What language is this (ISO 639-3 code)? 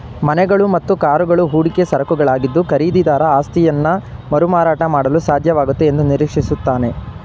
kan